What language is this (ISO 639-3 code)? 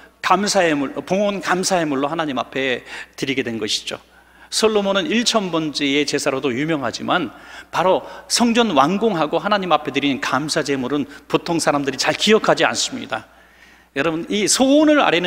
kor